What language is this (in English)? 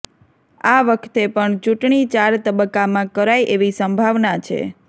Gujarati